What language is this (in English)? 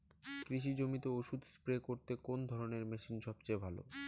Bangla